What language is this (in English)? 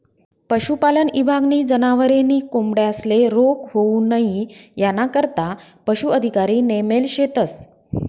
Marathi